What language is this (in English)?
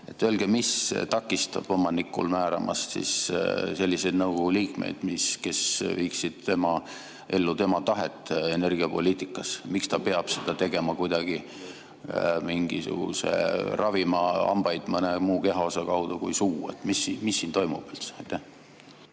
Estonian